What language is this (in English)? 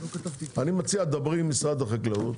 Hebrew